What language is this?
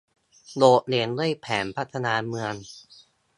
Thai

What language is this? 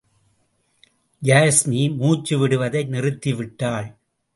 Tamil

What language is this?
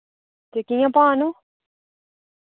Dogri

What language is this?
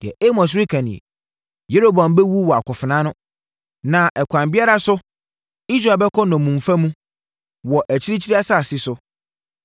Akan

